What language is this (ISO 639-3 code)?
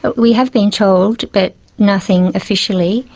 eng